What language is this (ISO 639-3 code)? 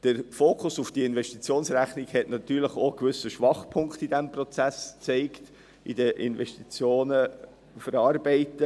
gsw